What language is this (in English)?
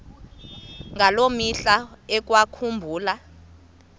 Xhosa